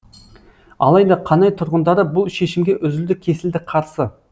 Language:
Kazakh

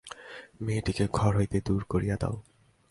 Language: Bangla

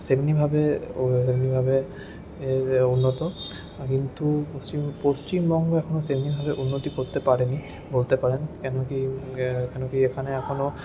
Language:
Bangla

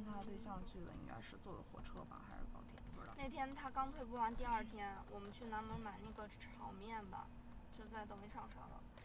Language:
Chinese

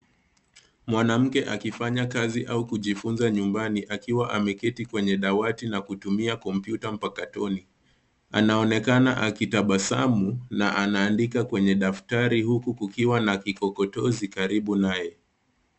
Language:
Swahili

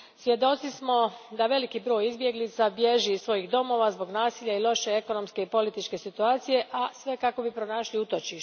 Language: Croatian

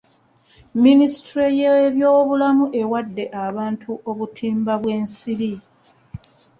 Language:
Ganda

